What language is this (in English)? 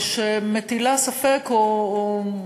Hebrew